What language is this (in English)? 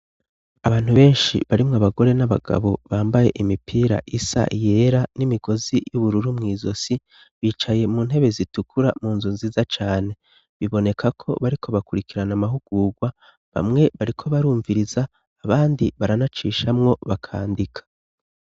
Rundi